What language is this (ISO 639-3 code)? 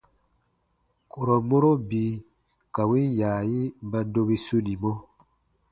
bba